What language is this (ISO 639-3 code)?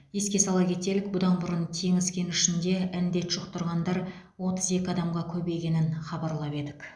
kaz